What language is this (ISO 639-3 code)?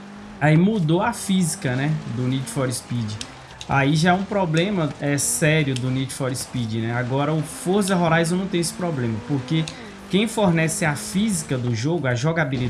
por